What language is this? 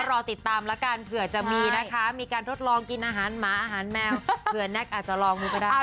Thai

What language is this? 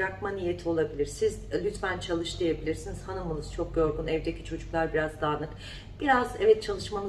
Turkish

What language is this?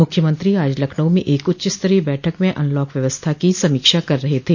Hindi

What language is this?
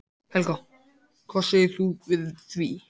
Icelandic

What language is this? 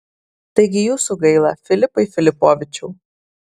Lithuanian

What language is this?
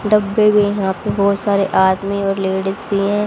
Hindi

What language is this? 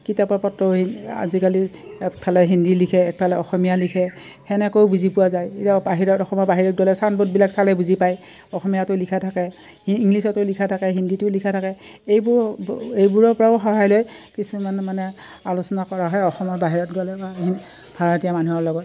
Assamese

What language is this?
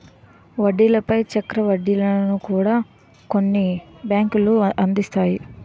Telugu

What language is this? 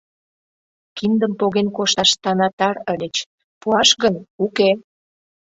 Mari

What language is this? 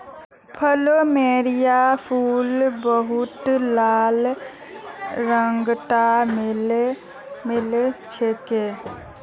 Magahi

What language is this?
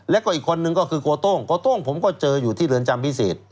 Thai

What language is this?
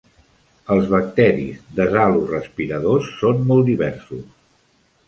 Catalan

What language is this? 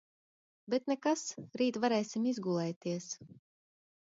Latvian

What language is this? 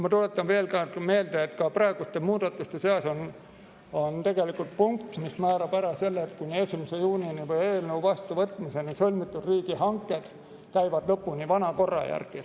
Estonian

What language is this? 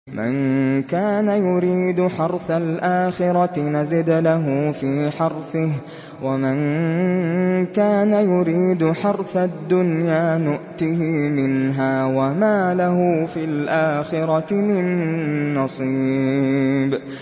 Arabic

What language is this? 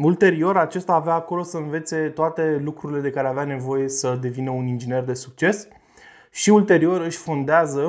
Romanian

